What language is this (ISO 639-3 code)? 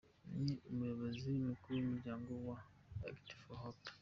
kin